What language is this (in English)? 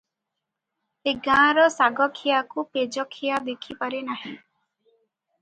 Odia